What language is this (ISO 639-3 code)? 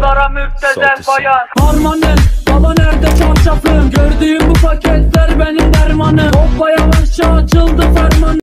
tur